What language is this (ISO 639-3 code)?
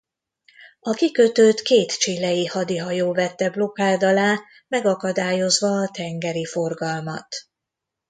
hun